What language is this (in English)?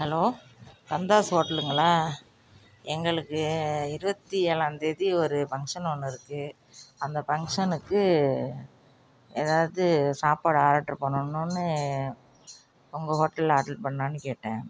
Tamil